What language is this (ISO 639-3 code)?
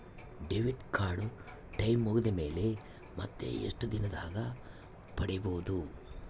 kan